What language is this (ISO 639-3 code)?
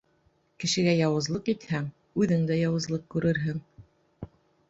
bak